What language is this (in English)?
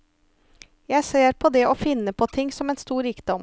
Norwegian